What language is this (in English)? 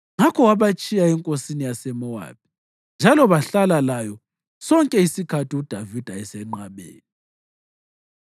North Ndebele